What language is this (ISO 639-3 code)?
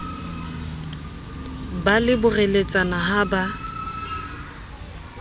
sot